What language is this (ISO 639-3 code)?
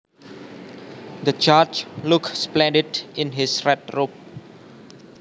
jav